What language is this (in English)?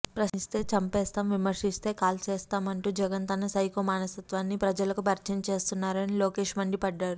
Telugu